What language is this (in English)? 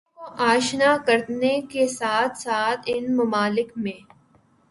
Urdu